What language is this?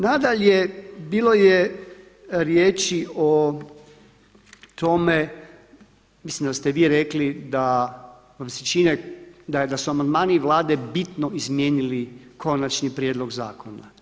Croatian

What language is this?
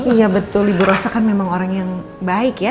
Indonesian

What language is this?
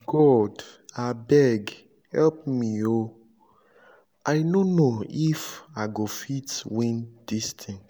Nigerian Pidgin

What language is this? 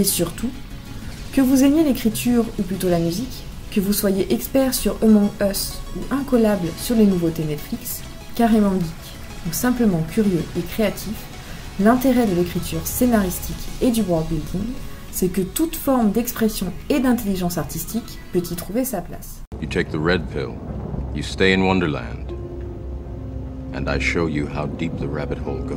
French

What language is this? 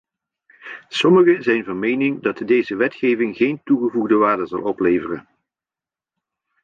Dutch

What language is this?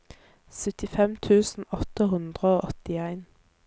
Norwegian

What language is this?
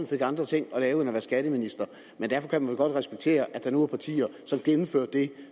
Danish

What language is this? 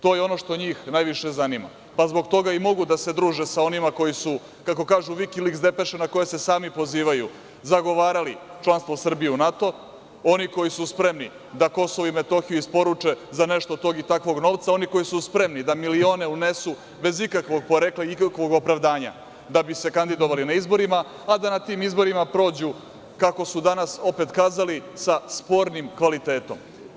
Serbian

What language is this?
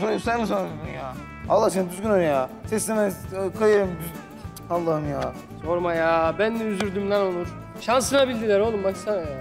Turkish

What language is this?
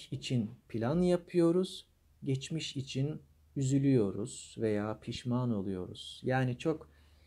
Turkish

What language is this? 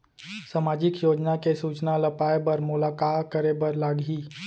Chhattisgarhi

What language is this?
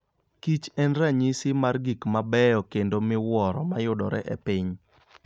Luo (Kenya and Tanzania)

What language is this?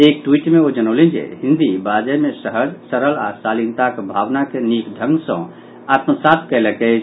Maithili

